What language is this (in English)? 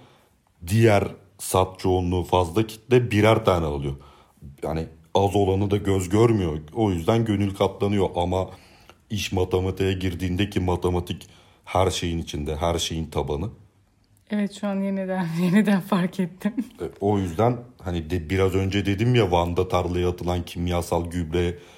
Turkish